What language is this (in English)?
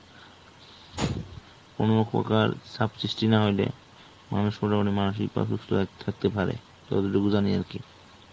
Bangla